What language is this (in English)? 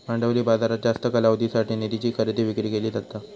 Marathi